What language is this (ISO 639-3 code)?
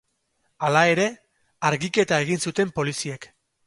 eus